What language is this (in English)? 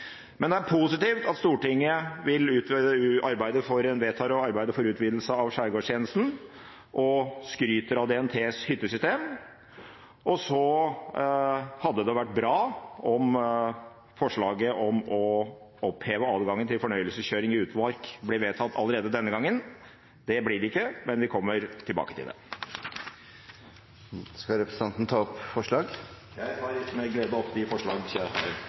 Norwegian